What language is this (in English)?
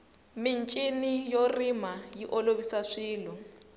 Tsonga